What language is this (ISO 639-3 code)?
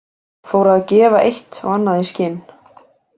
isl